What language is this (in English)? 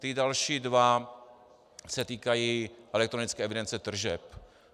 Czech